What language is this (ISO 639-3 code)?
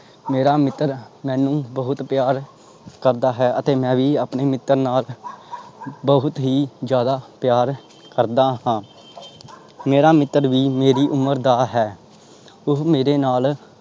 pan